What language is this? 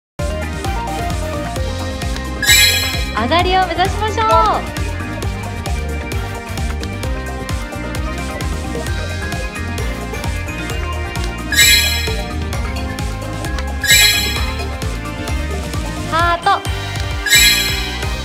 Japanese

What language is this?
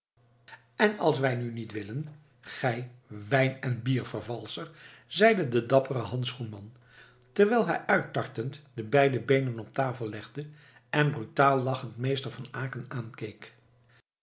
Dutch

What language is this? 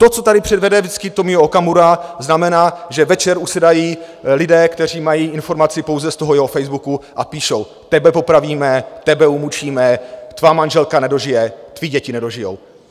Czech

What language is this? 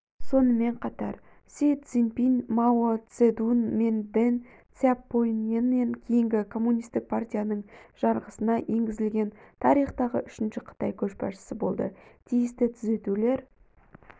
Kazakh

